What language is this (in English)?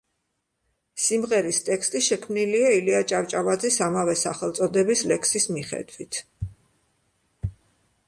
Georgian